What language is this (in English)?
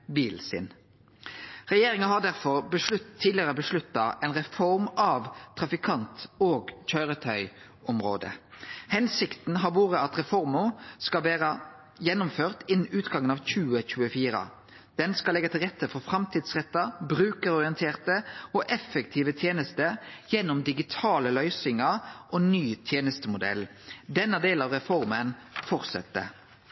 Norwegian Nynorsk